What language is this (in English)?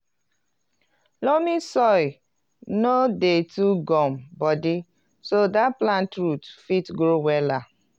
Nigerian Pidgin